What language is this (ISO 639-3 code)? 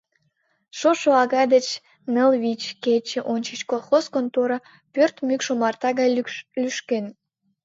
chm